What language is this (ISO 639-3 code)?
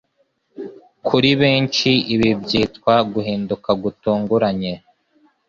kin